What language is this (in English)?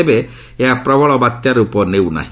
Odia